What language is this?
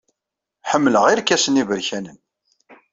Kabyle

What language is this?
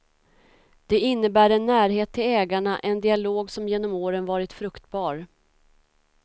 Swedish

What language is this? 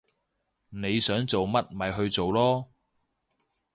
Cantonese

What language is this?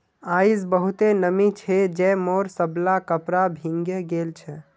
Magahi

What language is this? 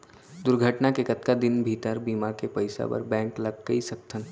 Chhattisgarhi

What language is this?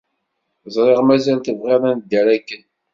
Kabyle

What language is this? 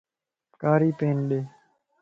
Lasi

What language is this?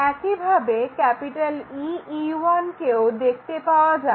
Bangla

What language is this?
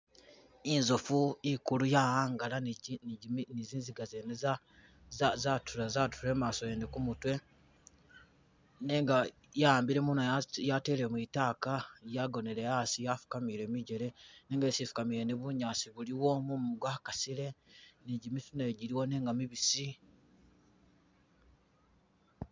Masaaba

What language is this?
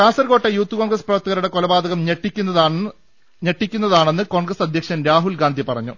Malayalam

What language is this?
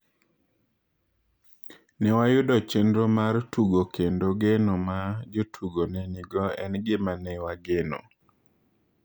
Luo (Kenya and Tanzania)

